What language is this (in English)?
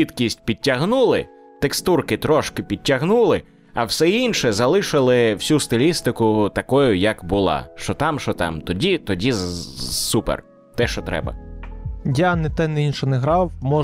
Ukrainian